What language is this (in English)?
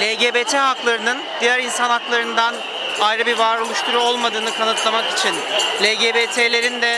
Turkish